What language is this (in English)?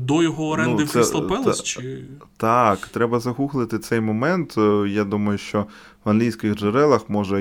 Ukrainian